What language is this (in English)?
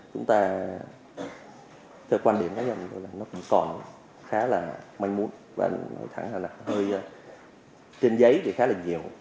Vietnamese